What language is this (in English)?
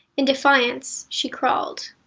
English